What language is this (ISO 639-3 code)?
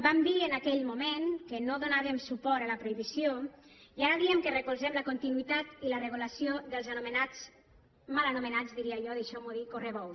cat